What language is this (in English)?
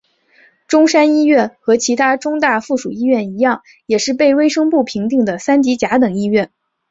Chinese